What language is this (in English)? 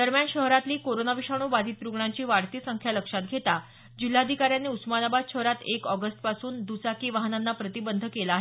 Marathi